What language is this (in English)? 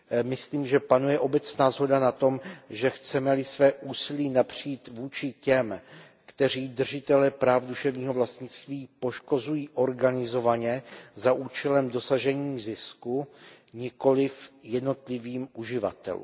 Czech